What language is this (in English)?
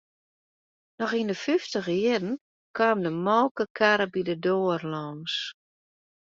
Western Frisian